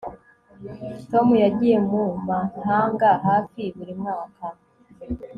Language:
Kinyarwanda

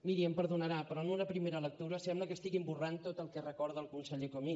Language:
Catalan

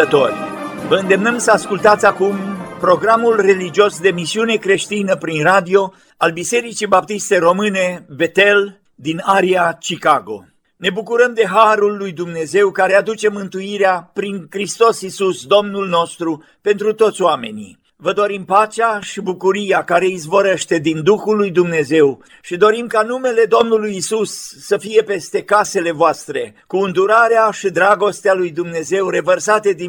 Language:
Romanian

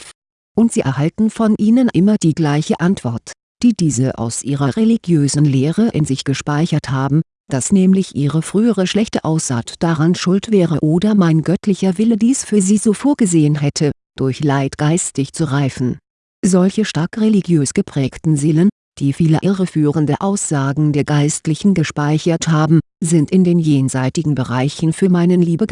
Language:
German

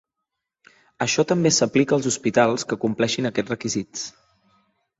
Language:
Catalan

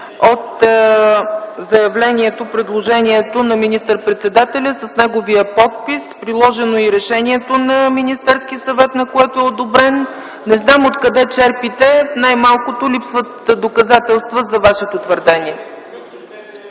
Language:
Bulgarian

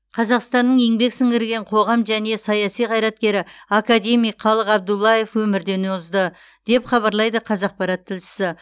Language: Kazakh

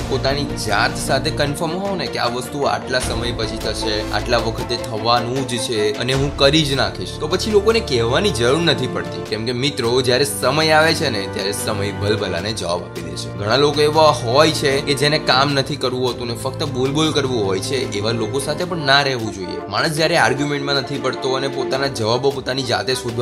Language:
Gujarati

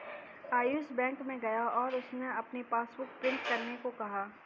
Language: Hindi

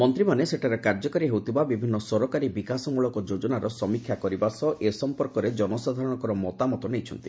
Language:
Odia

